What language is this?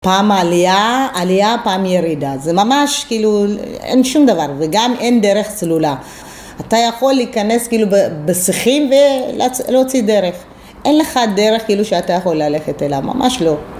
Hebrew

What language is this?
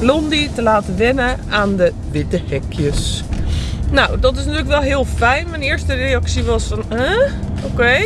Dutch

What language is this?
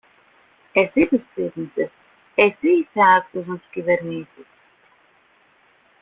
Greek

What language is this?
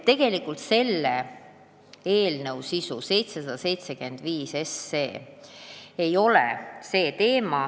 Estonian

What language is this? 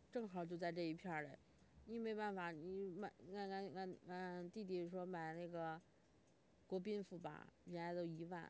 Chinese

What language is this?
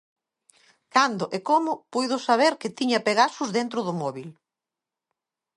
Galician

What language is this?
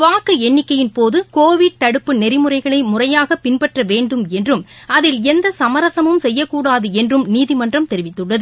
Tamil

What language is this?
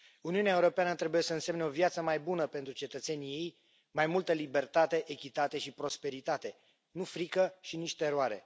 Romanian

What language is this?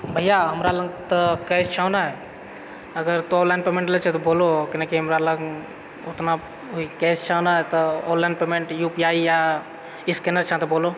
Maithili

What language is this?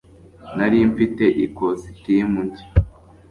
Kinyarwanda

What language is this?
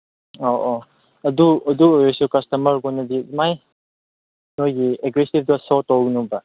Manipuri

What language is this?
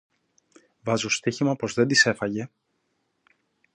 Greek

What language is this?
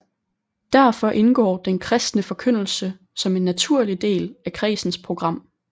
Danish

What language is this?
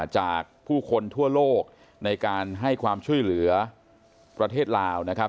Thai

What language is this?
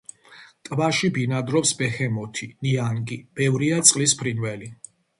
Georgian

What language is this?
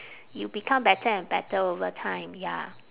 English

